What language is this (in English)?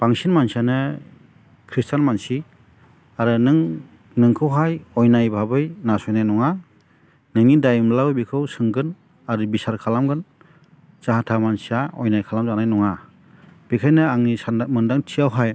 Bodo